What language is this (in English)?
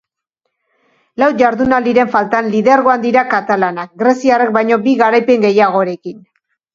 Basque